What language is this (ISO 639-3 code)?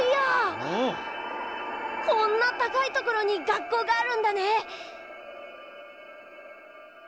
jpn